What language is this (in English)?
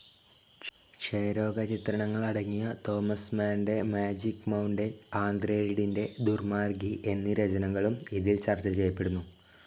Malayalam